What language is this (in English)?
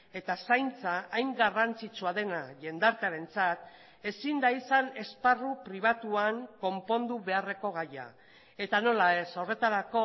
Basque